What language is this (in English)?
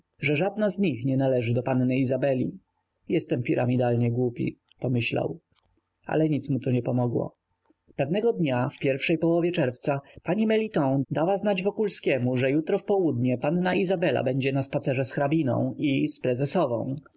Polish